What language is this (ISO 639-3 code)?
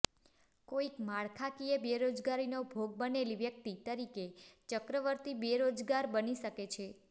guj